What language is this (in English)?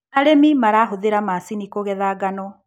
Kikuyu